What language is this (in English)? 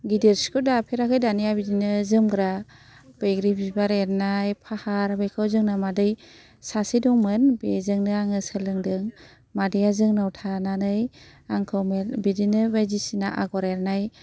Bodo